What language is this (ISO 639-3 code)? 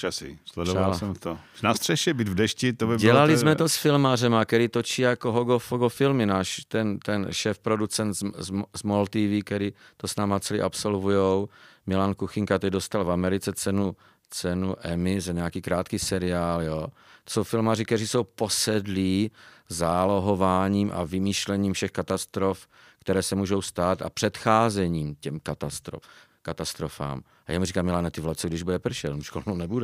ces